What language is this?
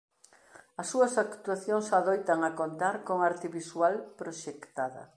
Galician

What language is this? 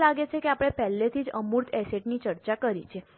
Gujarati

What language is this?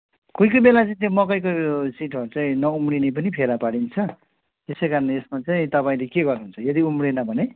Nepali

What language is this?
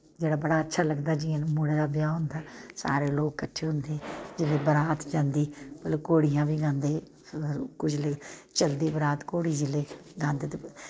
Dogri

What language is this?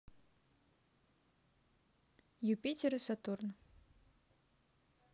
Russian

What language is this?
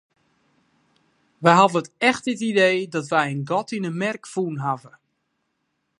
Western Frisian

